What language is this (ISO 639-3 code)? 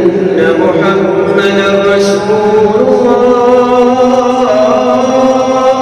ara